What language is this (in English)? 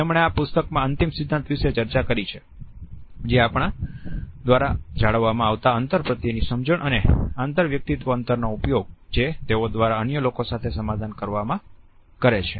Gujarati